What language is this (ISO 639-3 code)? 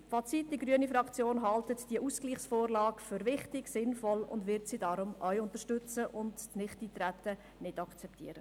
gsw